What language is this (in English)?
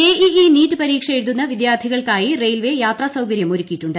Malayalam